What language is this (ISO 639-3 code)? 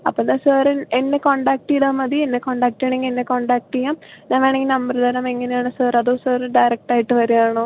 mal